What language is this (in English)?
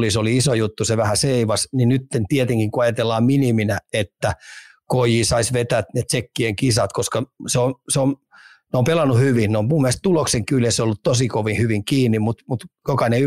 Finnish